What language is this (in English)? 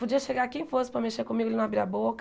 Portuguese